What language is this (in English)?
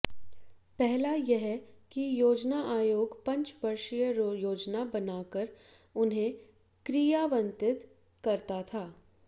Hindi